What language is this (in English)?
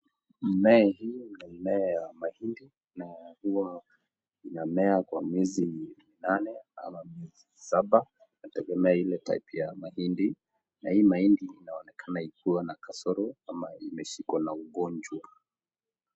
Swahili